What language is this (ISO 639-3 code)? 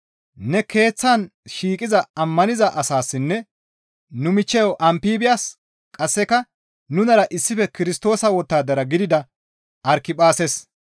gmv